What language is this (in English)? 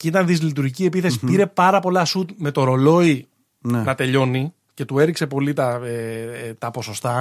Greek